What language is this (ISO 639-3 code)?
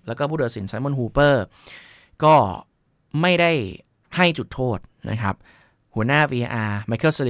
tha